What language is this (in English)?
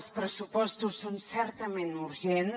Catalan